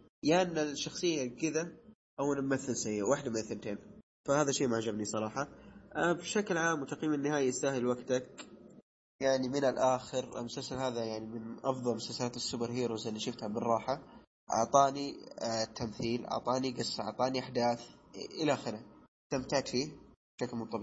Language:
Arabic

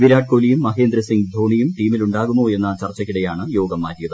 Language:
Malayalam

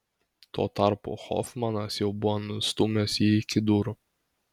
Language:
Lithuanian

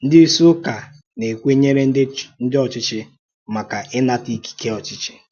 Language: Igbo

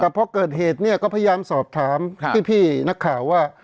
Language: Thai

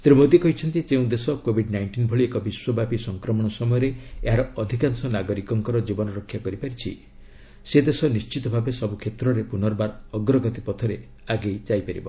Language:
Odia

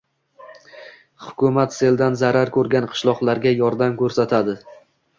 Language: Uzbek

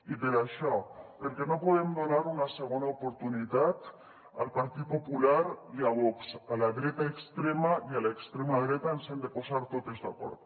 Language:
Catalan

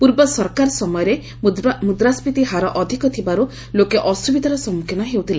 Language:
Odia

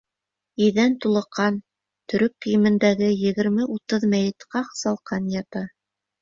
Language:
Bashkir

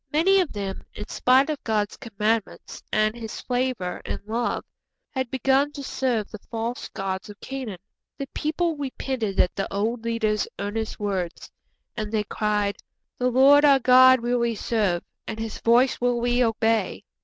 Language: English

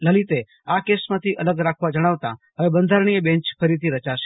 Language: Gujarati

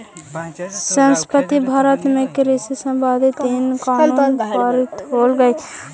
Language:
Magahi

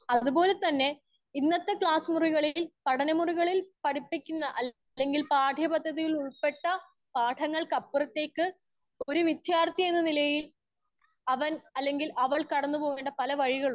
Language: Malayalam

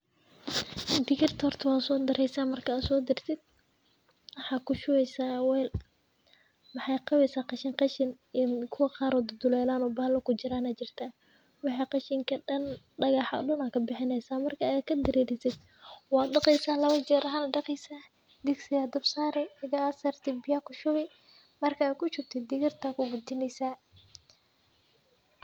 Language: Somali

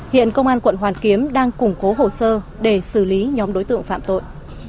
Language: Vietnamese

